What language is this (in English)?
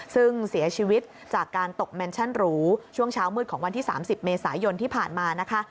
Thai